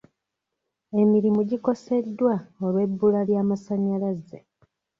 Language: Ganda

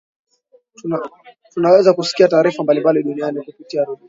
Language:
Swahili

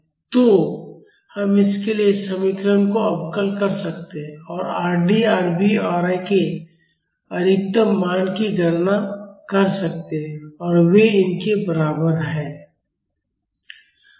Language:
Hindi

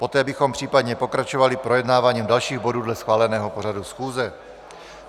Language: Czech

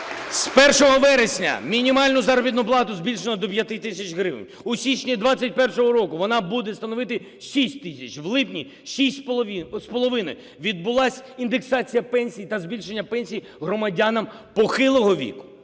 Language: Ukrainian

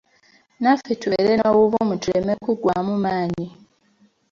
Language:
Ganda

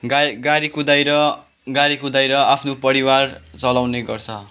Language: Nepali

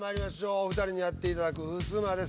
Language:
Japanese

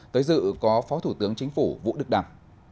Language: Vietnamese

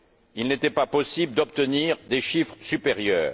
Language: French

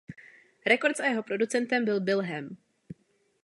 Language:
Czech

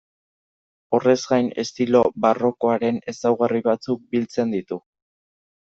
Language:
Basque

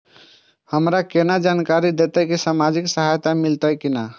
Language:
Maithili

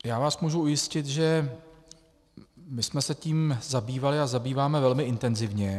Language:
Czech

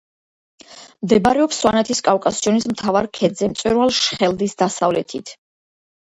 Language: Georgian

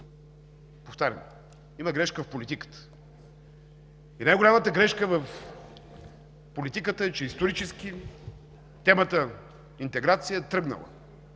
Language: Bulgarian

